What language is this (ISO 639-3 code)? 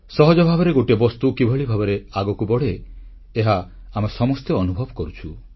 ori